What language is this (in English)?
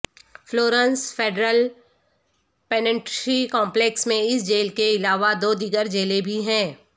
Urdu